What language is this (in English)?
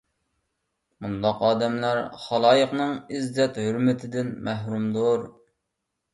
Uyghur